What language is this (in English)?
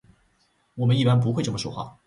Chinese